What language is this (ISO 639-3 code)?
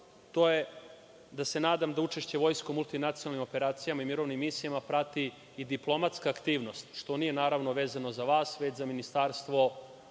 srp